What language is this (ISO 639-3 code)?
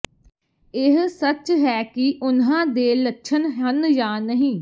pan